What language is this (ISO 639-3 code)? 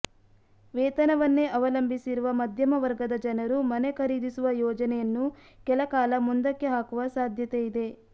kan